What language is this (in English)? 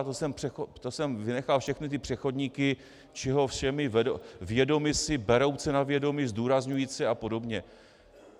Czech